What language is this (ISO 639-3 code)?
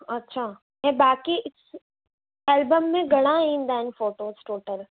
snd